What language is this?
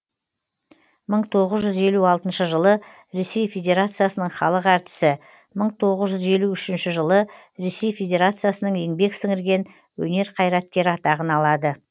Kazakh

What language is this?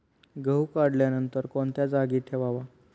Marathi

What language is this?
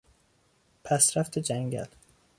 Persian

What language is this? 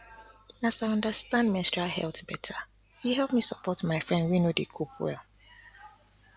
Nigerian Pidgin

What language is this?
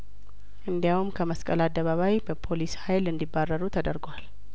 Amharic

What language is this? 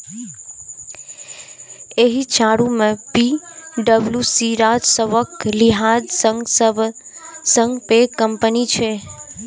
Maithili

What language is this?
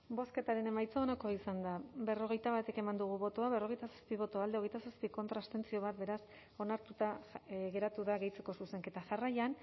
Basque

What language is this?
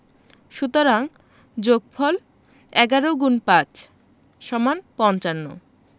Bangla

